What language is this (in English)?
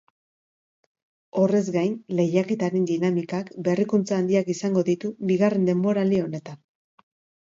Basque